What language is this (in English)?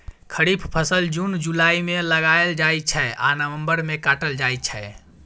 Maithili